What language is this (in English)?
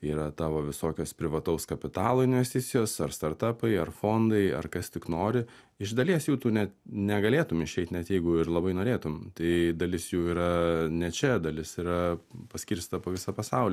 Lithuanian